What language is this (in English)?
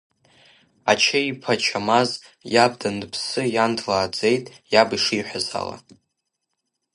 Abkhazian